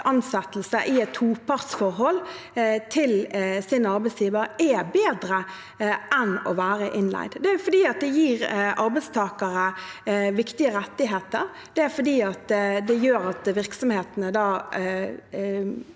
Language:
Norwegian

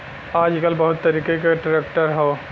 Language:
Bhojpuri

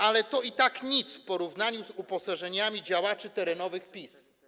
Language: Polish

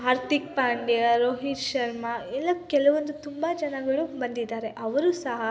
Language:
Kannada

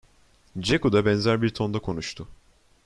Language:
Turkish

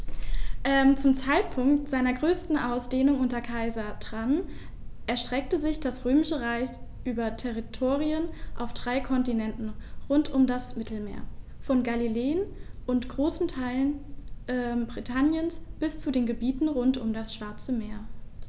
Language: German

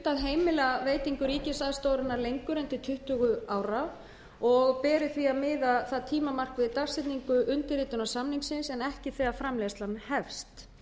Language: Icelandic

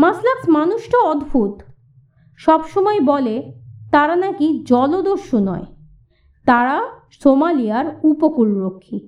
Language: Bangla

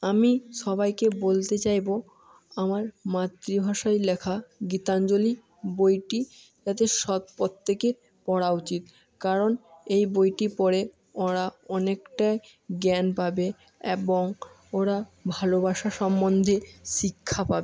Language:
Bangla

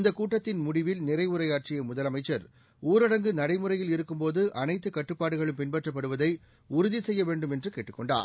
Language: Tamil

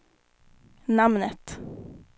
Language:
Swedish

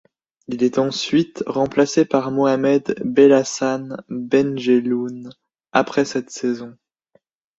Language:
French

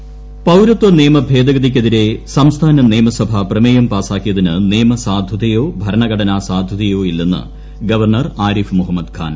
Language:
Malayalam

